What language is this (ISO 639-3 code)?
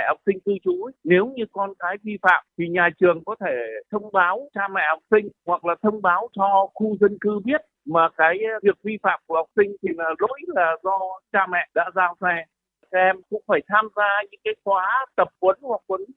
vie